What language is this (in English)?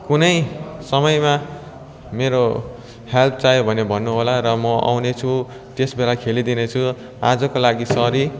Nepali